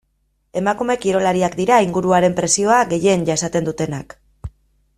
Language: Basque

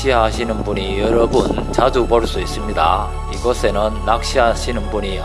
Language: Korean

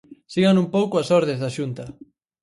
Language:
Galician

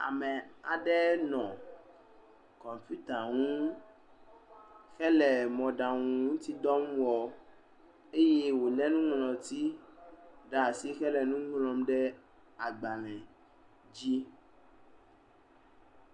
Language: Ewe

